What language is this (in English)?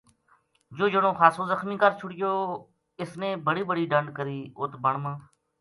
Gujari